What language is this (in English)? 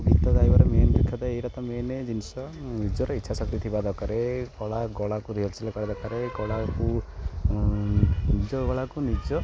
Odia